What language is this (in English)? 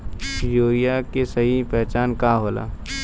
Bhojpuri